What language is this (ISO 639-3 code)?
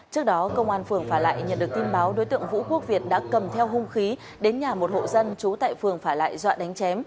vie